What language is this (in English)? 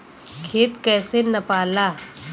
Bhojpuri